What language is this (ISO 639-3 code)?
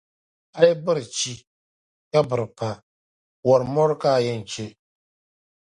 dag